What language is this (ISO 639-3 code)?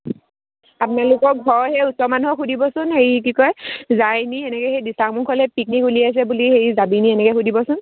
asm